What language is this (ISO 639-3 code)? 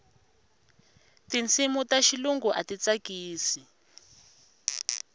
tso